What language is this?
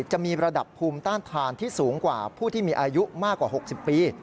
Thai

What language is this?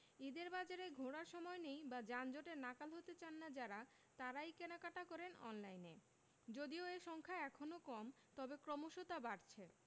Bangla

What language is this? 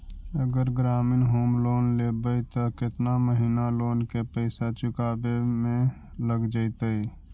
Magahi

